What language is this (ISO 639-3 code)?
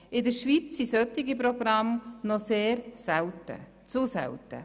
gsw